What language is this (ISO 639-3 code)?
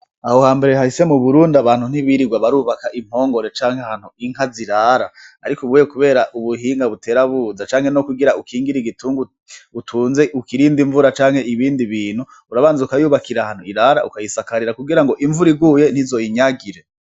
run